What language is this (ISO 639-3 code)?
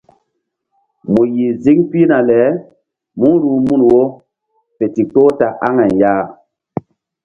mdd